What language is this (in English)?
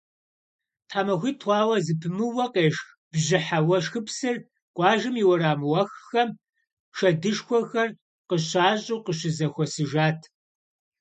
Kabardian